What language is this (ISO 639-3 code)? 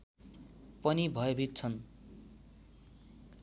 nep